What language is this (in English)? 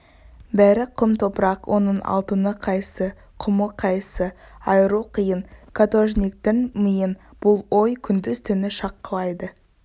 Kazakh